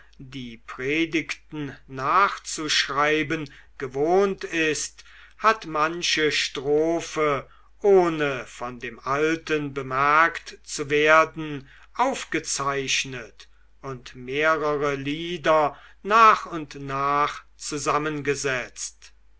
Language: German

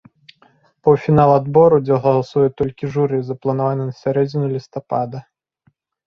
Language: Belarusian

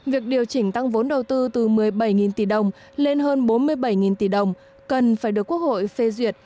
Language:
Vietnamese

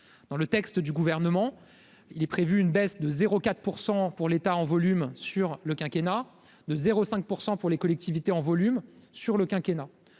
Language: French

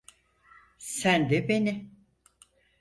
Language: Turkish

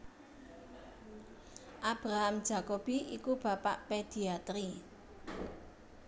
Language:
Javanese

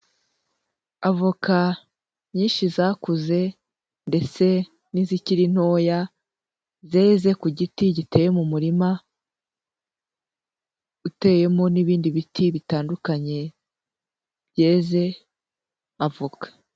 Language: Kinyarwanda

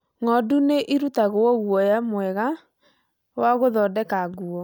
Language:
Kikuyu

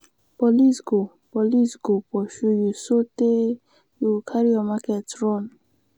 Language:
Nigerian Pidgin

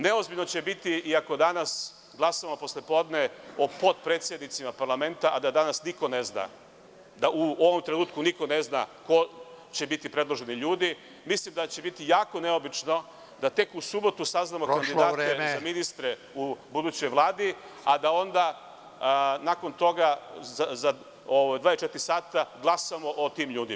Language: Serbian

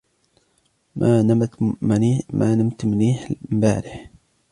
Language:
Arabic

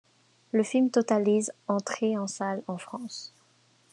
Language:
French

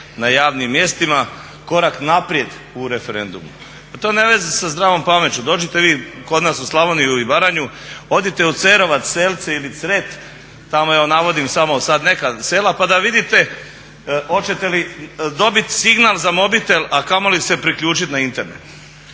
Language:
Croatian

